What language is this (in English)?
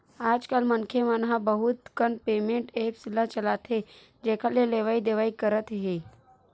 Chhattisgarhi